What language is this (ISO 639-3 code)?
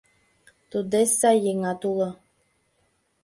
chm